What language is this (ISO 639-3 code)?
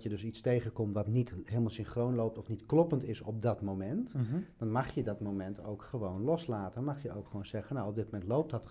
nld